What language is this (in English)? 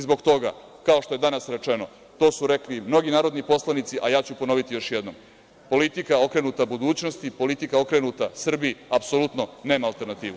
Serbian